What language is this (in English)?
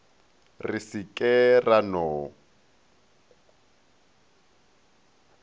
Northern Sotho